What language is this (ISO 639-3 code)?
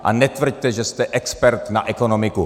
ces